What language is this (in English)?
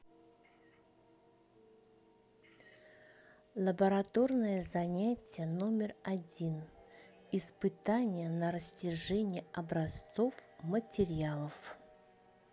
Russian